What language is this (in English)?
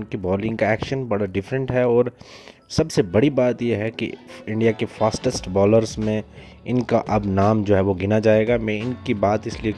Hindi